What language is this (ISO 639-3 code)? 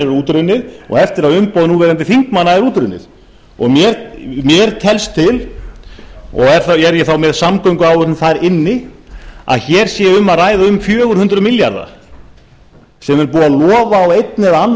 isl